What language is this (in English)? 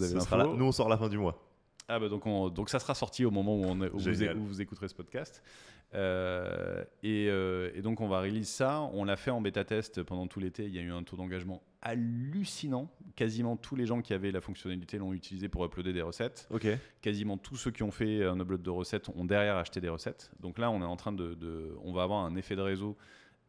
French